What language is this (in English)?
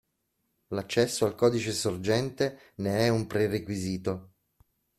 Italian